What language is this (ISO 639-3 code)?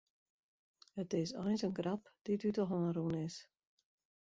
fry